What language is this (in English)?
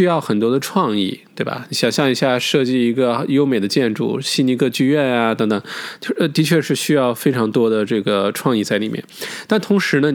Chinese